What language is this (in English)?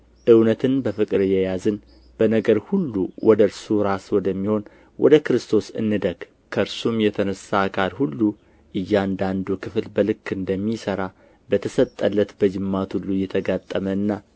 Amharic